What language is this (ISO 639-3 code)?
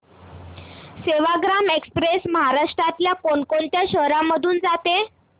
mar